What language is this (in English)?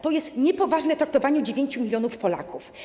Polish